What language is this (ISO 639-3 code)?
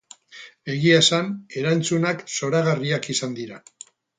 eus